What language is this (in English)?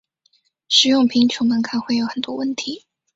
Chinese